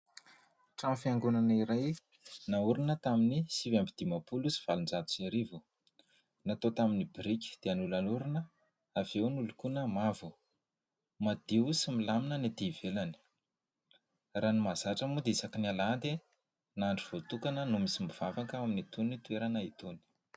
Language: Malagasy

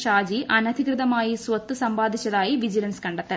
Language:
Malayalam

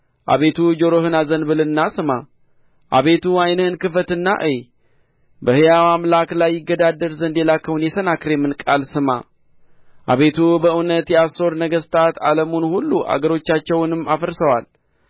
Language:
Amharic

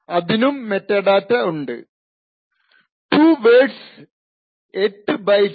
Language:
Malayalam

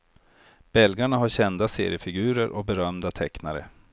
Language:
Swedish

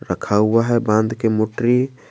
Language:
Hindi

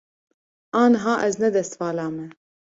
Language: Kurdish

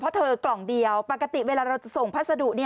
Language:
Thai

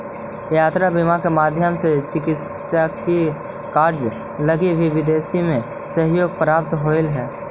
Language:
Magahi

